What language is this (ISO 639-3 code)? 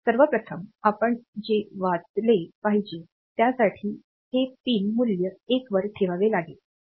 mar